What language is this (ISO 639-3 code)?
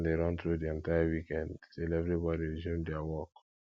pcm